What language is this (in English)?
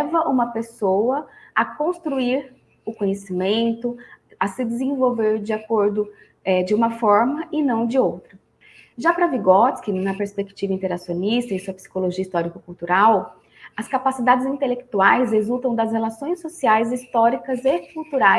Portuguese